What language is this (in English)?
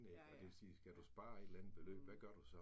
Danish